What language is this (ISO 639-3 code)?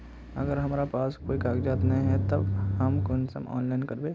mag